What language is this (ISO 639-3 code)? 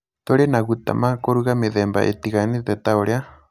kik